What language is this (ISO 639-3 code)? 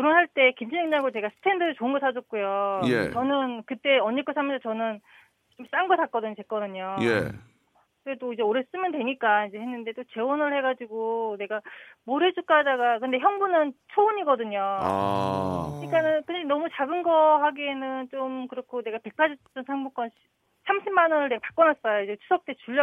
kor